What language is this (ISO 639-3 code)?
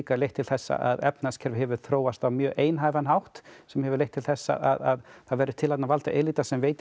isl